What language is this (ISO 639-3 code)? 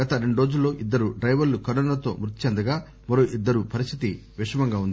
tel